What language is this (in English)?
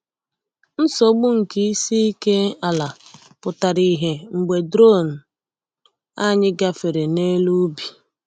Igbo